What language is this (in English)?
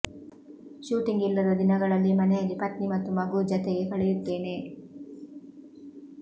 Kannada